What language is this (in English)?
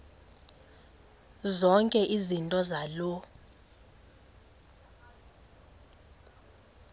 Xhosa